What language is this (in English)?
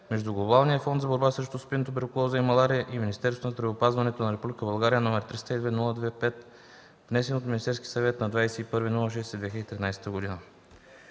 Bulgarian